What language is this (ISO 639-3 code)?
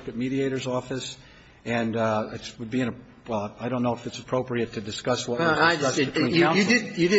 eng